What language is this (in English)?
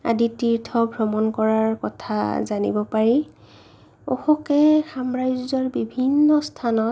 Assamese